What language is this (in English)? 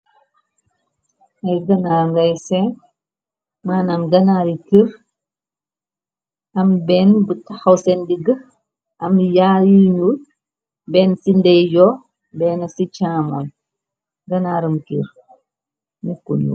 Wolof